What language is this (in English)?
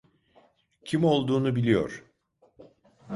Turkish